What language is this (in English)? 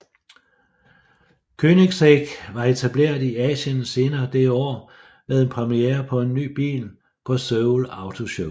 Danish